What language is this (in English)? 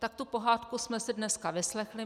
Czech